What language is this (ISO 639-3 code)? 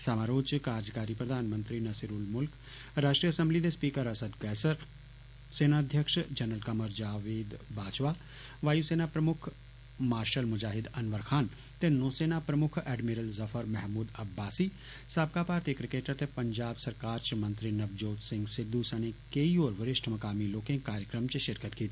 doi